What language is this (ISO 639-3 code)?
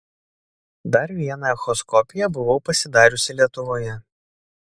lit